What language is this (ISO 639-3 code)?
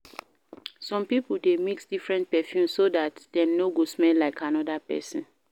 pcm